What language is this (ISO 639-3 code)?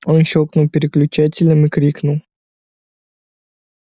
rus